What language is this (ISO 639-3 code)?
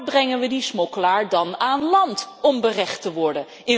nld